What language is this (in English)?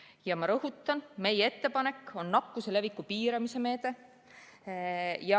Estonian